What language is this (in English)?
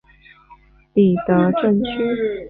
Chinese